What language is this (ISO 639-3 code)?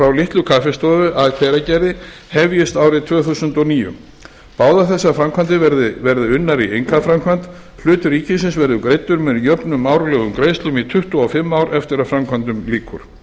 isl